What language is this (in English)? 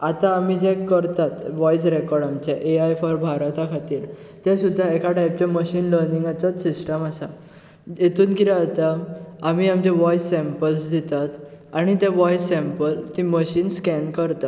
Konkani